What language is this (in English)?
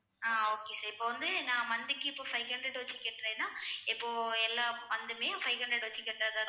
Tamil